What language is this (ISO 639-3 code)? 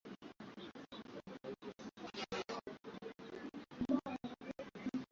swa